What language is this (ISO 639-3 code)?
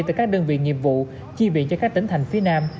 vie